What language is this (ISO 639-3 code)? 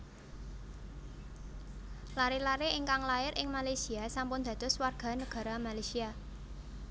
jav